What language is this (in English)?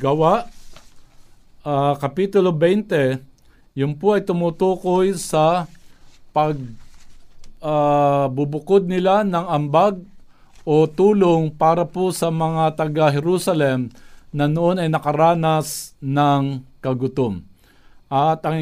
Filipino